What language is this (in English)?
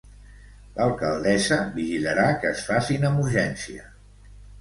Catalan